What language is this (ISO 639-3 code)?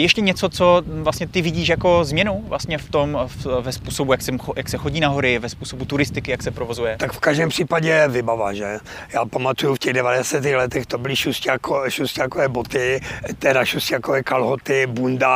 ces